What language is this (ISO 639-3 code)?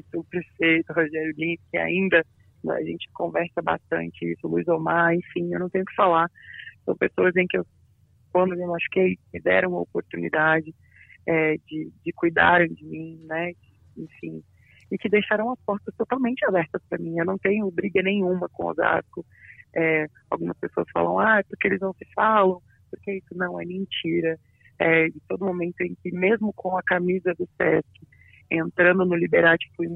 por